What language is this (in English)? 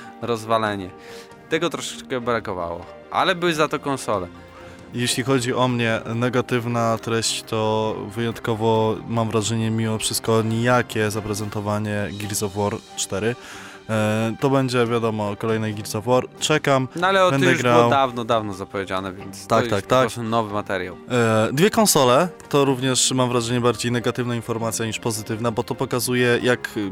Polish